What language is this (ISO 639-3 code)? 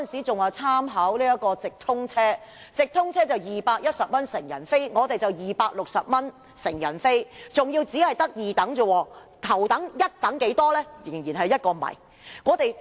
yue